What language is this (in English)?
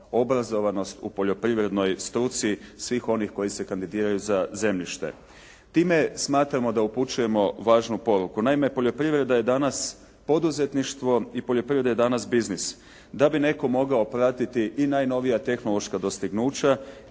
Croatian